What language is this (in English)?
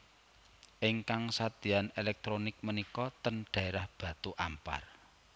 Javanese